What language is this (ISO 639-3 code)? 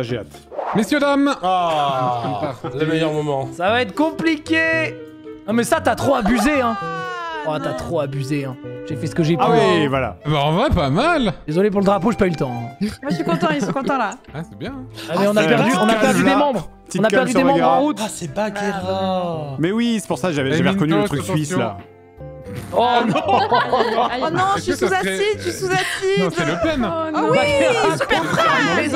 fra